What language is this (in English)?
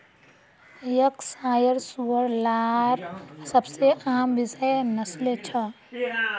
Magahi